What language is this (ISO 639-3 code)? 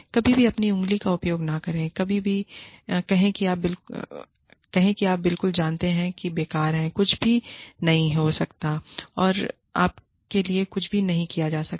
hin